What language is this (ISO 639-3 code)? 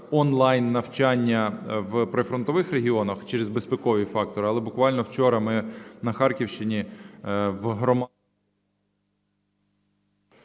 ukr